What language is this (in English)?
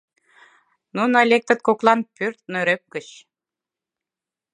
Mari